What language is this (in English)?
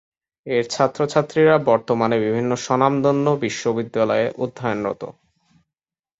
Bangla